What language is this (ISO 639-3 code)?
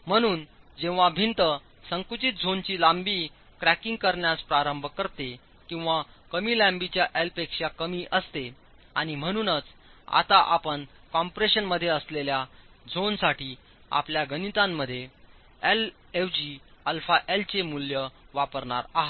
mar